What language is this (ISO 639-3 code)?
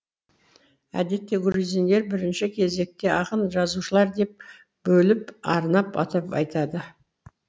kaz